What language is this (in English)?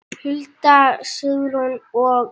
Icelandic